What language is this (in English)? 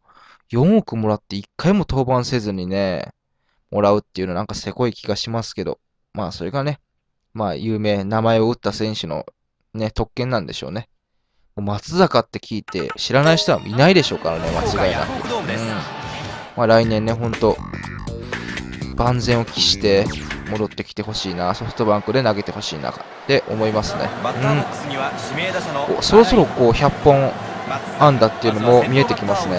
Japanese